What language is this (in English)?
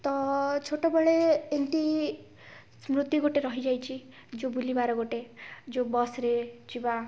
Odia